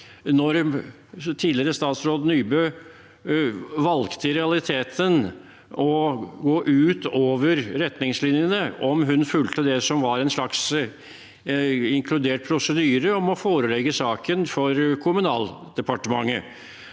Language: Norwegian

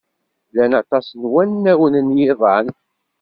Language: Kabyle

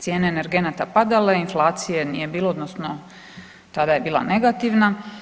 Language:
Croatian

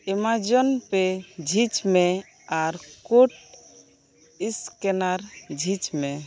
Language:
Santali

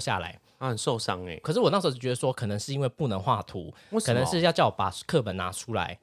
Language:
Chinese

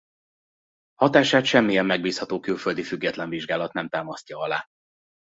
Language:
Hungarian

